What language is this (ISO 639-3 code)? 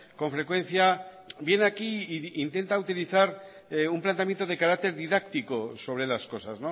spa